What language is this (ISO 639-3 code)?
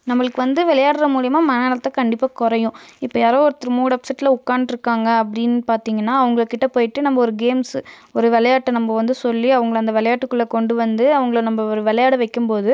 tam